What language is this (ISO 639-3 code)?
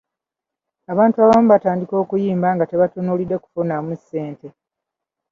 lug